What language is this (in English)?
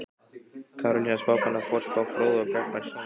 Icelandic